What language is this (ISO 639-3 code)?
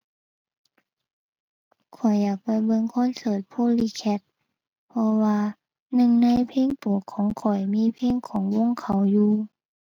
tha